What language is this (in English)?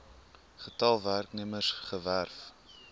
Afrikaans